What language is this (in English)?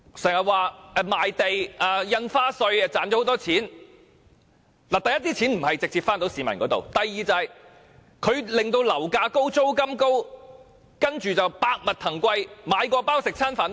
Cantonese